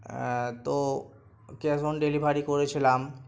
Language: Bangla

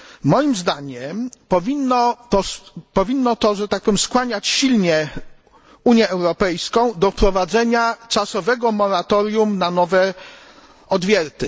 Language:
Polish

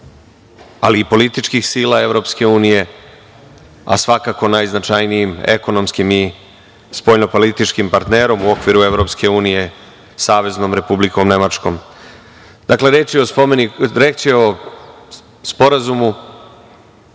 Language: Serbian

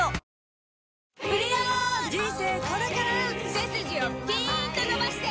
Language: Japanese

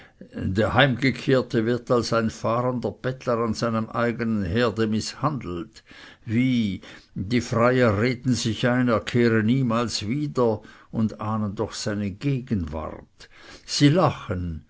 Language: German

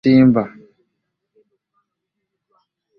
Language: Ganda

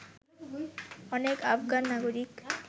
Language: Bangla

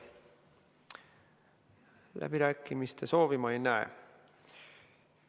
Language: Estonian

